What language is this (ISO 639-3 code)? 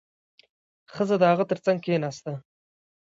pus